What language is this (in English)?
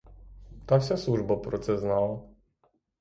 Ukrainian